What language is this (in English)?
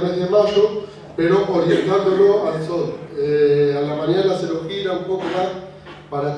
Spanish